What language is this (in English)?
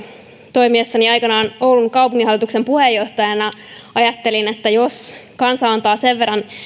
Finnish